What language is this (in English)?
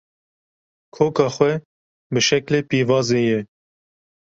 Kurdish